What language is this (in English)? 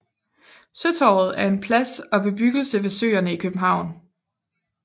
Danish